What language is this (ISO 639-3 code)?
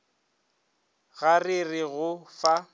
nso